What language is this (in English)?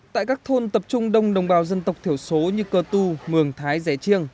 Vietnamese